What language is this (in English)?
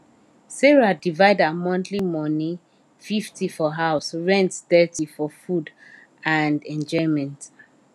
Nigerian Pidgin